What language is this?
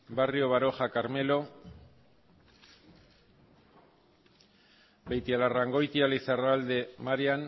Basque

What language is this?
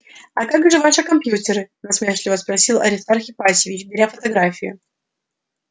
Russian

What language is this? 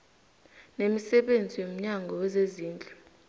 South Ndebele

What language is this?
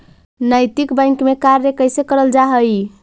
Magahi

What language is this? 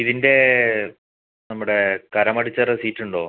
Malayalam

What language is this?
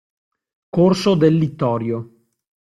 Italian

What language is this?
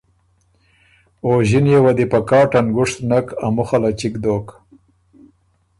Ormuri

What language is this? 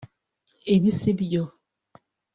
Kinyarwanda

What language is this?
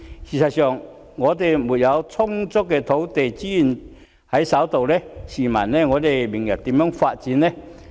Cantonese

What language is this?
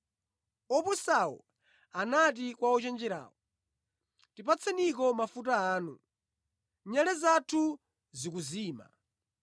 Nyanja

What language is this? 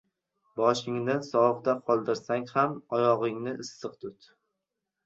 Uzbek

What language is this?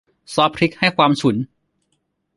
Thai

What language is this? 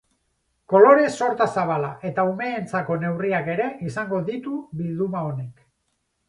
Basque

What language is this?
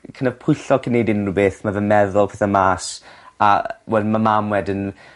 Welsh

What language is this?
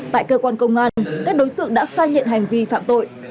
Vietnamese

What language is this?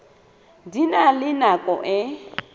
Southern Sotho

